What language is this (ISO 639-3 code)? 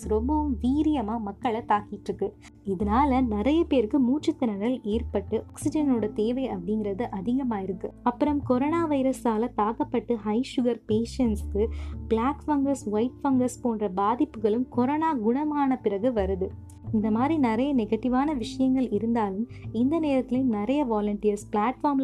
tam